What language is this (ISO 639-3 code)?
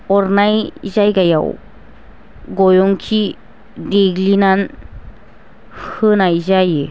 brx